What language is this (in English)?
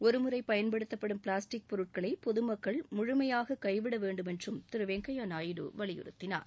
Tamil